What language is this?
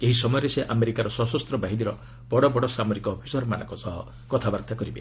Odia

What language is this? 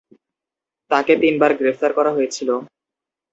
Bangla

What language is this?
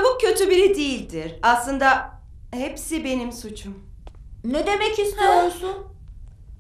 Turkish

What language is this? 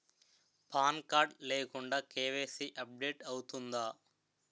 Telugu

